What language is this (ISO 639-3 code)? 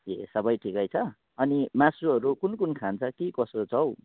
nep